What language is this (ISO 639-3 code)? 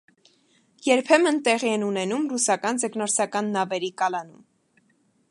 hye